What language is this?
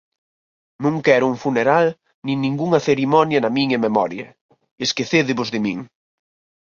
Galician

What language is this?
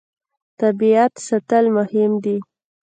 Pashto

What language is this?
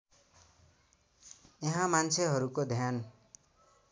Nepali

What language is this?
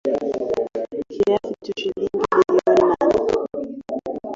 Swahili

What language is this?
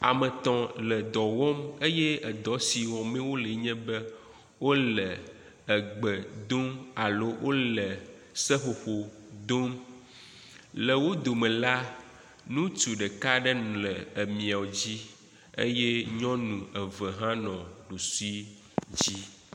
Ewe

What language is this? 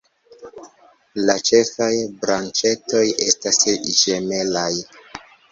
Esperanto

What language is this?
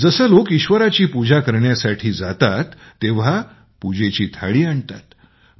Marathi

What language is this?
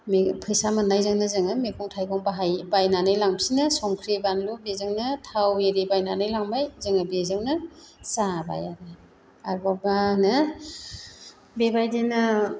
Bodo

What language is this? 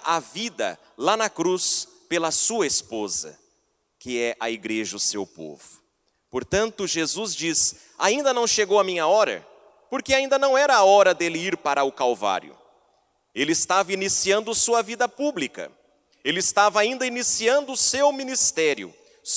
Portuguese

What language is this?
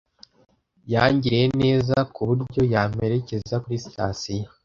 Kinyarwanda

